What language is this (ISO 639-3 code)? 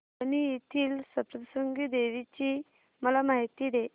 mar